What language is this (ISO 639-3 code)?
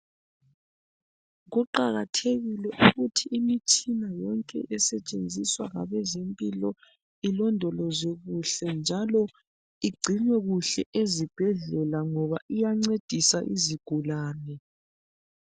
nde